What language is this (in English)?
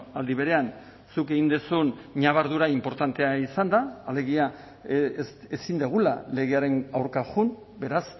Basque